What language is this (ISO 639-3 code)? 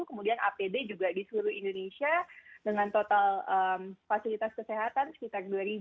ind